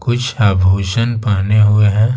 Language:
Hindi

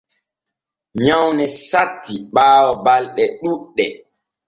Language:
Borgu Fulfulde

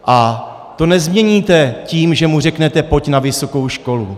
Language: Czech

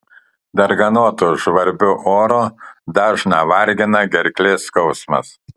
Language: Lithuanian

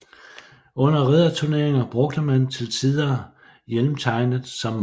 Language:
Danish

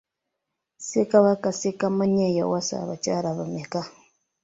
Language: Ganda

